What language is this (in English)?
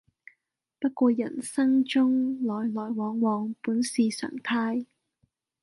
Cantonese